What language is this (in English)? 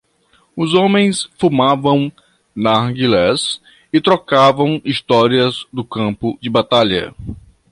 Portuguese